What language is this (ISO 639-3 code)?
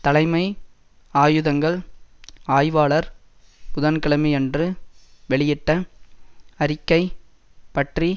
tam